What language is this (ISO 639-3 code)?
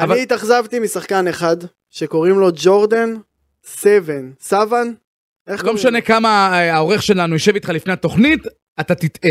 heb